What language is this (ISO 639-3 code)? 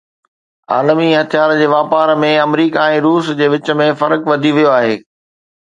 snd